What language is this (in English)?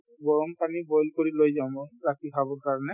Assamese